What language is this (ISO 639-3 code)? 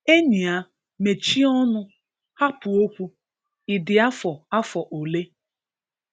ibo